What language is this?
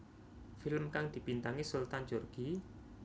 Javanese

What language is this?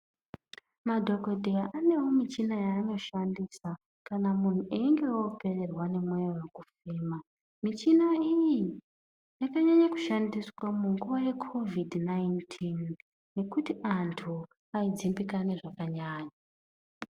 Ndau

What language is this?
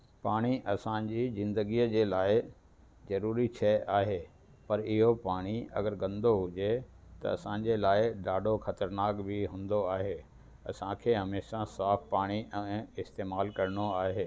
Sindhi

